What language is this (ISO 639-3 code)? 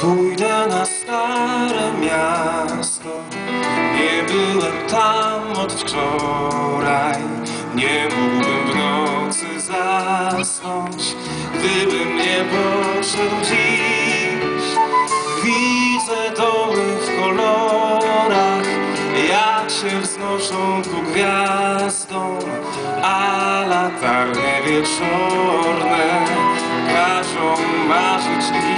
pol